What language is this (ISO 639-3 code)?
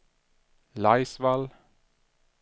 swe